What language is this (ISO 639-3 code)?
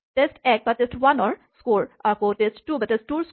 asm